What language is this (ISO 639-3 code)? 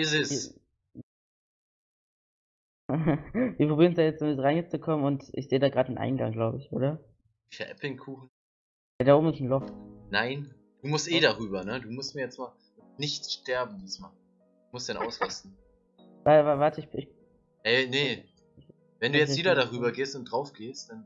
deu